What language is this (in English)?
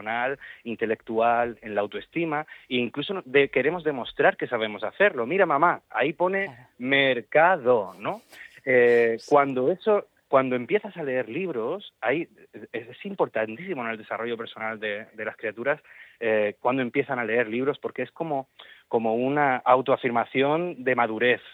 Spanish